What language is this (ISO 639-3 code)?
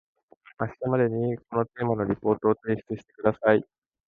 jpn